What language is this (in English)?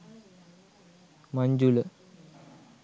Sinhala